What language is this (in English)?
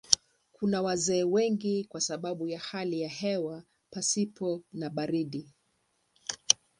Swahili